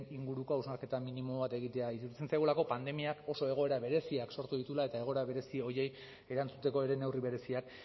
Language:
Basque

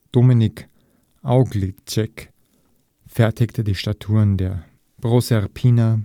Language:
German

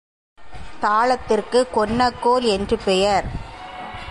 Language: Tamil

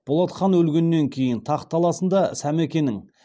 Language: Kazakh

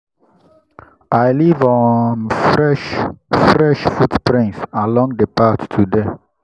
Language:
Nigerian Pidgin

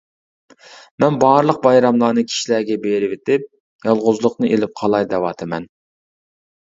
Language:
Uyghur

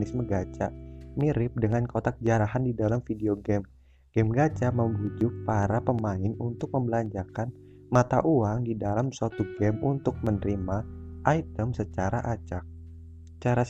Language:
Indonesian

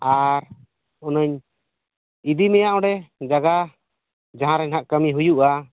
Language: Santali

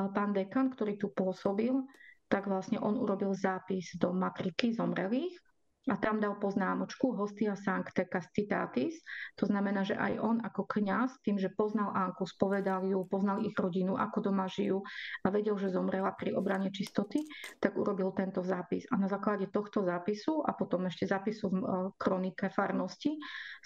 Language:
Slovak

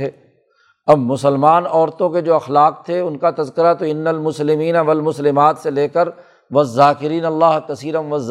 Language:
Urdu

